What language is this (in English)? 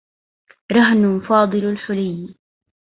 Arabic